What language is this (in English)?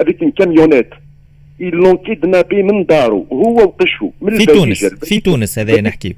Arabic